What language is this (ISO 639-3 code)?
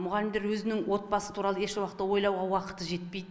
kaz